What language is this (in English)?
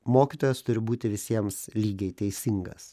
Lithuanian